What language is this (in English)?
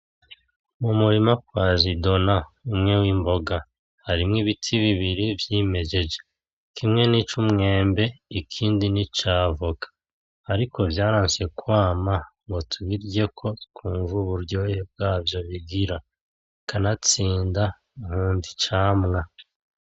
Rundi